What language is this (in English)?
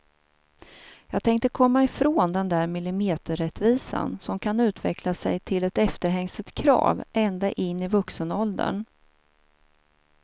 Swedish